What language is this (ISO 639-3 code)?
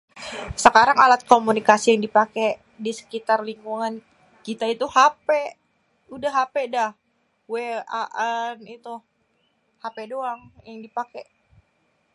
bew